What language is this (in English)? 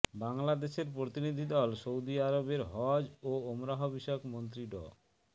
Bangla